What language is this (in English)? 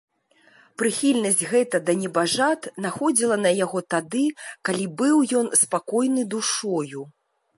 Belarusian